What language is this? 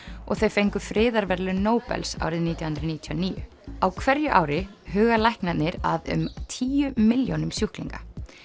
Icelandic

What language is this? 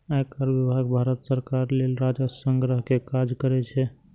Maithili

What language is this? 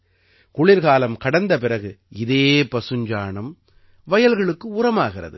Tamil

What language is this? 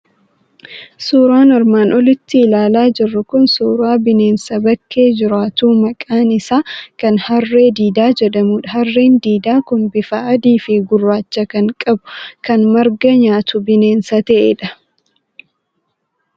Oromo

